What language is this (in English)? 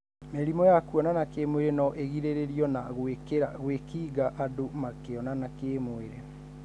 Kikuyu